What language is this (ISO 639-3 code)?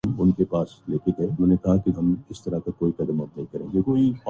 urd